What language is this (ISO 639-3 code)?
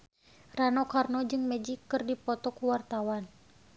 sun